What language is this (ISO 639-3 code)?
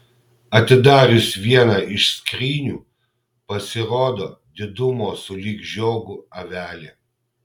lit